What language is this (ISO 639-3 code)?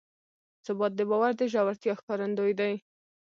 pus